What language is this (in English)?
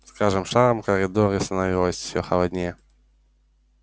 Russian